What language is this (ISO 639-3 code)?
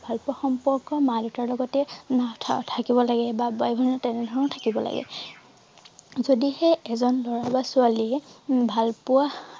asm